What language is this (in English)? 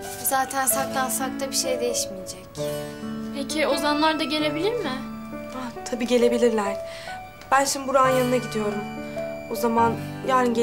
Turkish